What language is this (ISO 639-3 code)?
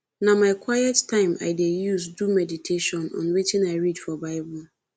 pcm